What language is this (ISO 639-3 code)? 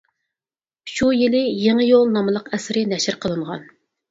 uig